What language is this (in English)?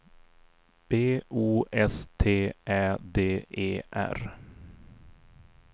Swedish